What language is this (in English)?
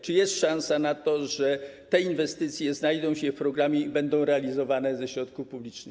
Polish